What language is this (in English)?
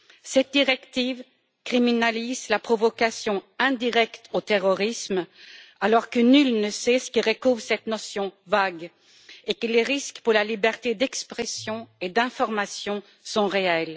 French